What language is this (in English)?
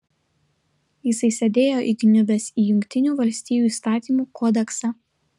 Lithuanian